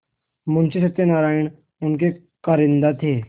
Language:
Hindi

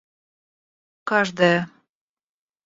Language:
Russian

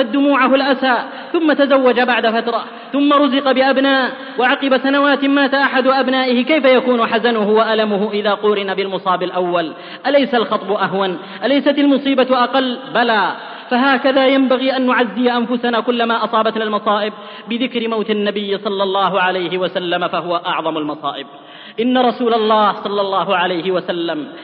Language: Arabic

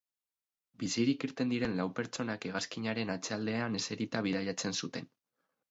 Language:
Basque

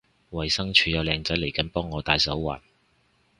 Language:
Cantonese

